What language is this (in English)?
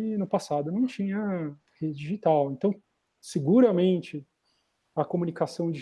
Portuguese